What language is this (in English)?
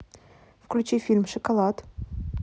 Russian